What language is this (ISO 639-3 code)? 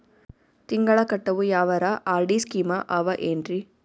kan